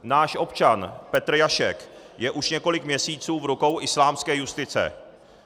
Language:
Czech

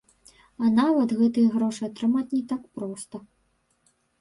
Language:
Belarusian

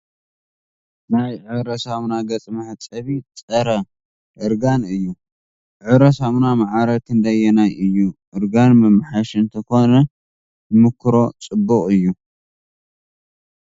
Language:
Tigrinya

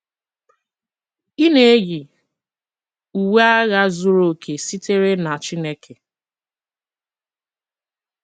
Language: Igbo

